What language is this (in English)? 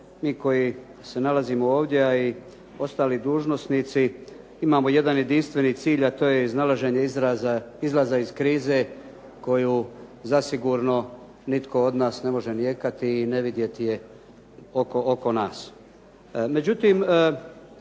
Croatian